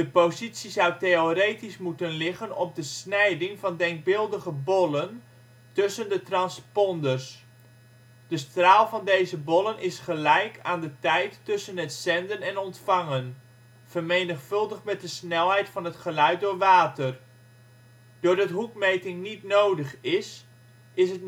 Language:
Dutch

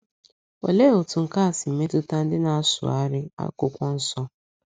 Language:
Igbo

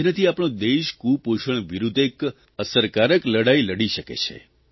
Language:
Gujarati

